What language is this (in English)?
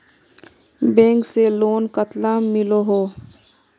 Magahi